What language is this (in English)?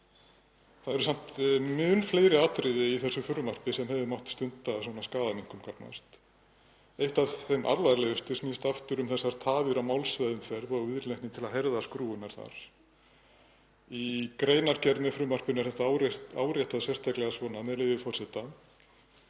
Icelandic